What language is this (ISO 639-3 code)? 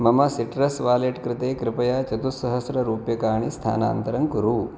san